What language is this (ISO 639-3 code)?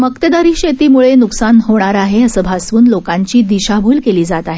mar